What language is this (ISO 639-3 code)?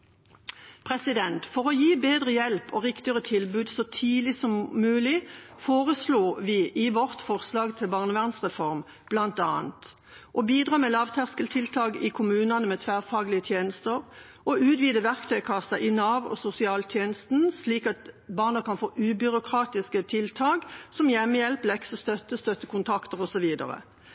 nob